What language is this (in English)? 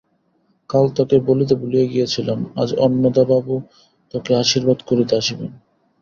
Bangla